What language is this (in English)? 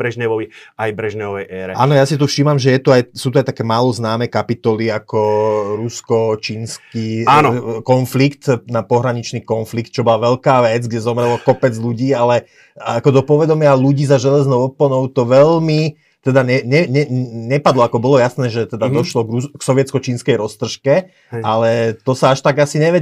Slovak